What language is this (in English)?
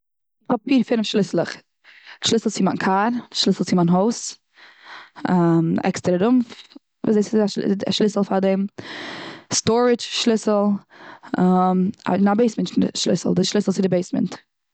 Yiddish